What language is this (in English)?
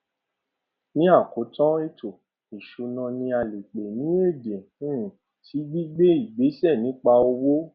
Yoruba